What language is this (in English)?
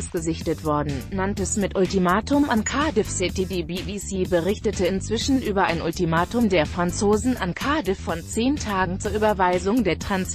German